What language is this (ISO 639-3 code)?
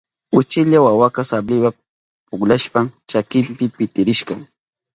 qup